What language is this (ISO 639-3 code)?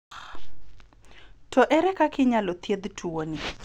luo